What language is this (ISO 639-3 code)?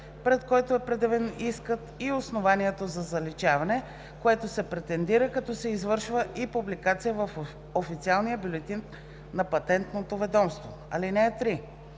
bul